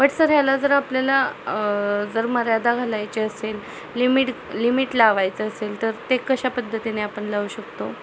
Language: Marathi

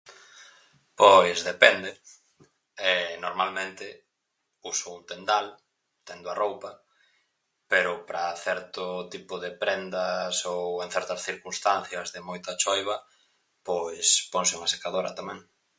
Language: Galician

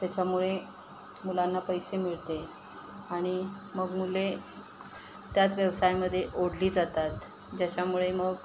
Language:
Marathi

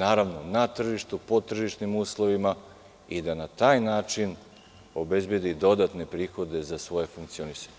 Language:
Serbian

